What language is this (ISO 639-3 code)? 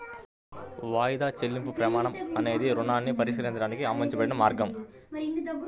tel